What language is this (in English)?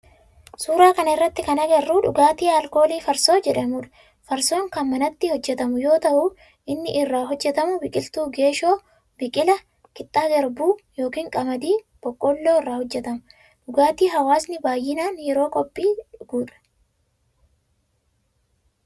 Oromo